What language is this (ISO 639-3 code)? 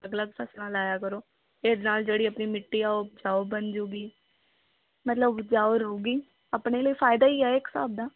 pan